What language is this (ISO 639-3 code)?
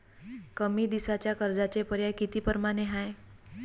mar